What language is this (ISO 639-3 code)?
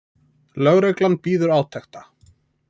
isl